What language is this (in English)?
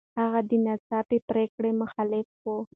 Pashto